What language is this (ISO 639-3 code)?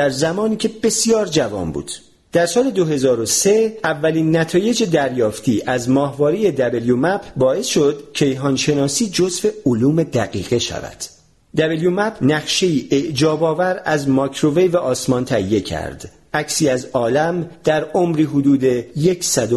fas